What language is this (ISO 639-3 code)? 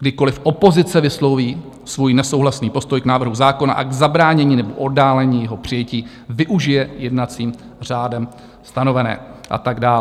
ces